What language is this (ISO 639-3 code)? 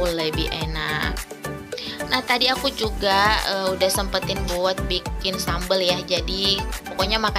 ind